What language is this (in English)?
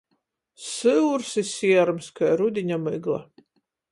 Latgalian